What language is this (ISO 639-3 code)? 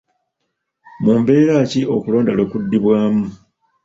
lug